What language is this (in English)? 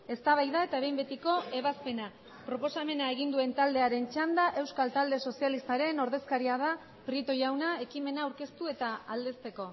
Basque